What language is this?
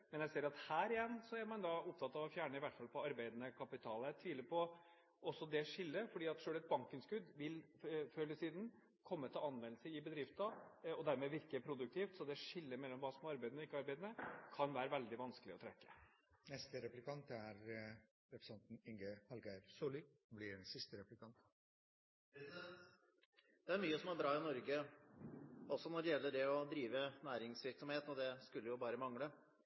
Norwegian Bokmål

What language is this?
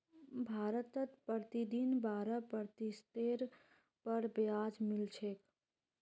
Magahi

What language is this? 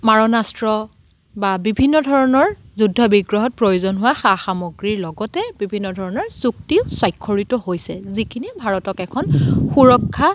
Assamese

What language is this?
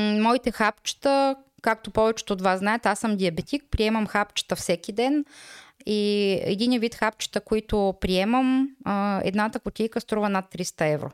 Bulgarian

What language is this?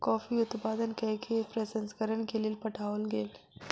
Maithili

